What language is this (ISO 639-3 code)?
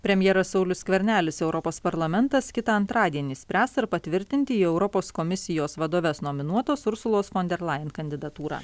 lit